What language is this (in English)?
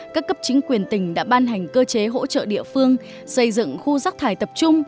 Vietnamese